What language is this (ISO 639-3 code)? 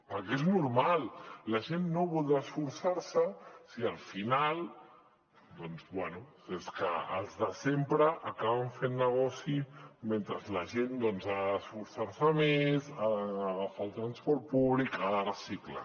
cat